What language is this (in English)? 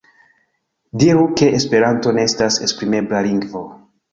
Esperanto